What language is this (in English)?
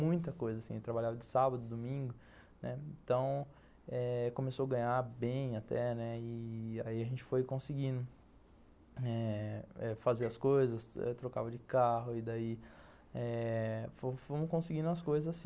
Portuguese